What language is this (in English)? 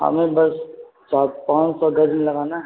Urdu